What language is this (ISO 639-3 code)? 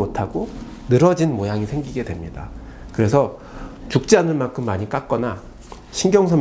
kor